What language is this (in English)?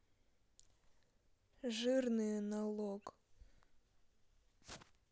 Russian